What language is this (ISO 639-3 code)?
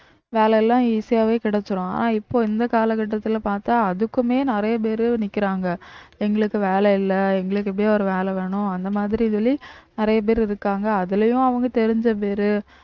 tam